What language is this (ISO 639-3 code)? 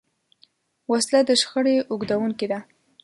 pus